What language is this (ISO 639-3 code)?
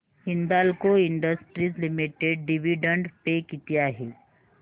mar